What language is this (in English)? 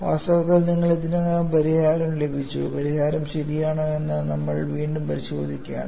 Malayalam